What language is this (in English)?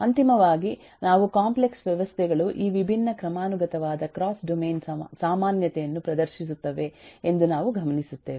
Kannada